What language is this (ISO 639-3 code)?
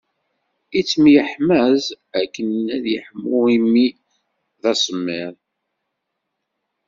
kab